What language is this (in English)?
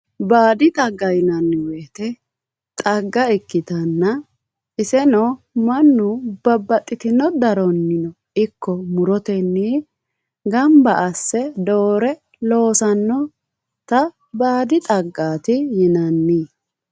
Sidamo